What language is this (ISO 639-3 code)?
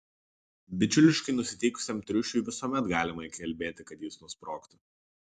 lit